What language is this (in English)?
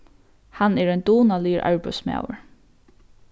Faroese